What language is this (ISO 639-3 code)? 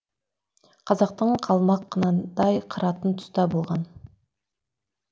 kaz